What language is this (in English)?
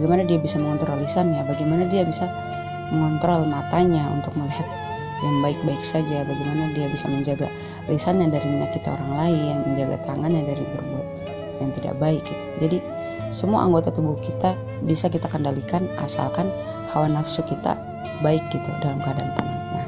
Indonesian